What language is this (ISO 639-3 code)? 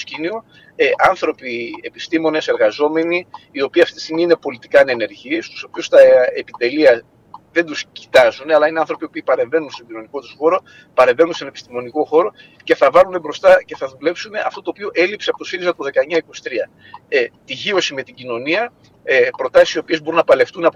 ell